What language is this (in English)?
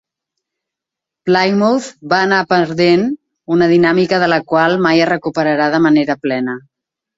Catalan